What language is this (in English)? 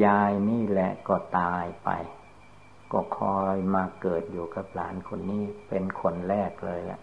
Thai